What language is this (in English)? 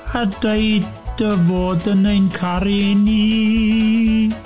Welsh